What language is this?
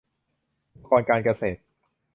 Thai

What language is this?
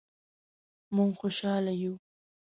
Pashto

